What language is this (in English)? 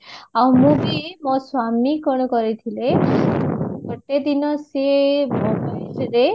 Odia